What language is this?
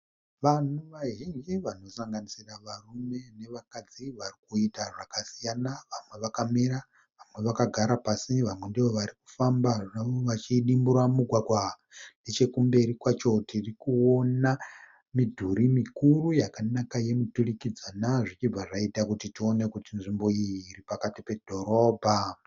Shona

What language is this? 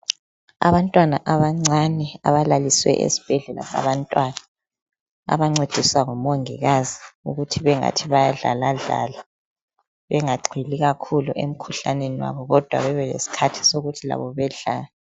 North Ndebele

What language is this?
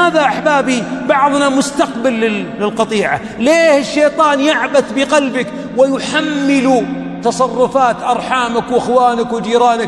Arabic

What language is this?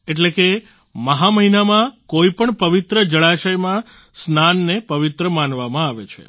Gujarati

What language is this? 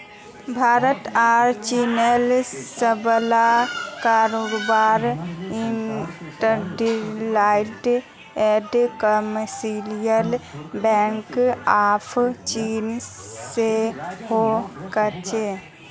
Magahi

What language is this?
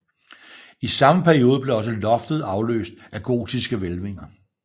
Danish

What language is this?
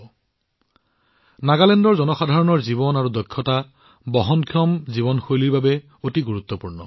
Assamese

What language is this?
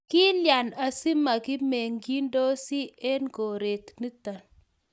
Kalenjin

